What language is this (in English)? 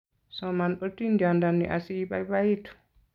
Kalenjin